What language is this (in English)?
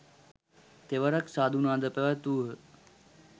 Sinhala